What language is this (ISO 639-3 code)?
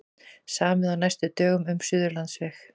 isl